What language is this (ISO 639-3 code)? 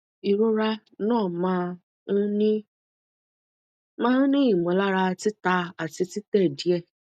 yor